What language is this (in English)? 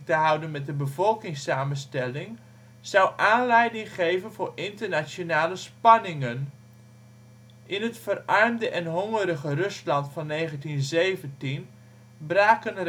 Dutch